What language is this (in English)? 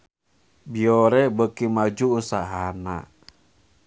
Sundanese